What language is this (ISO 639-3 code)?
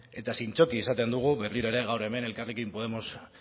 eus